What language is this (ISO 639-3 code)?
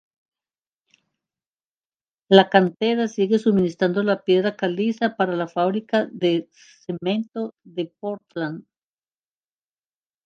spa